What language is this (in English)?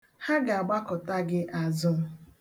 Igbo